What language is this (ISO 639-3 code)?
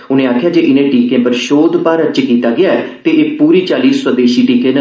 doi